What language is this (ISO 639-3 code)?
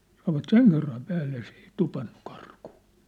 fin